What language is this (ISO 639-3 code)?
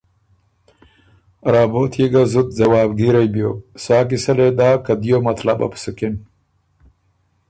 oru